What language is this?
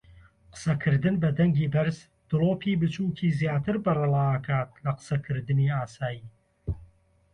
Central Kurdish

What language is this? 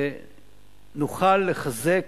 Hebrew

